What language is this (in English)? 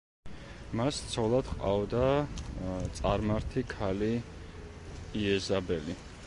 Georgian